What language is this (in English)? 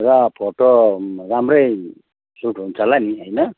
Nepali